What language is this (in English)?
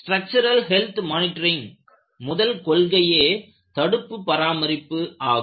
Tamil